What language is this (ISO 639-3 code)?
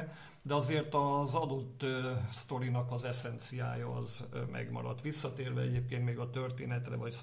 hun